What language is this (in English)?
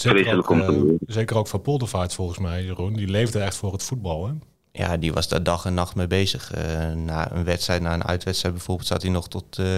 Dutch